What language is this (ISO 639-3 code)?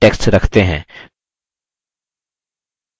hin